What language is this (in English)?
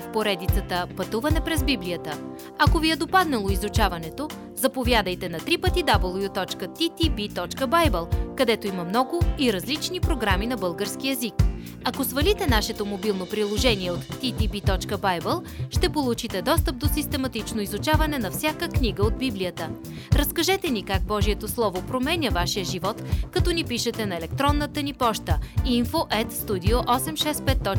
Bulgarian